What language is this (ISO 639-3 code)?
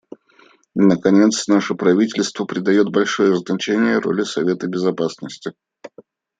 rus